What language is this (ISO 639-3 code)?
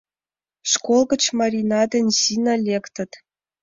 chm